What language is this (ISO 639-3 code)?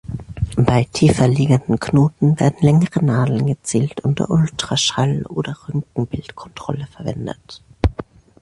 deu